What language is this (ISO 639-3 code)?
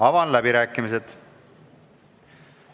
est